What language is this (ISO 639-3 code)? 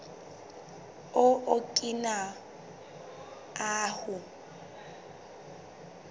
sot